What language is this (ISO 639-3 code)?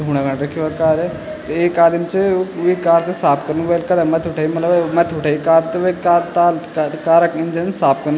gbm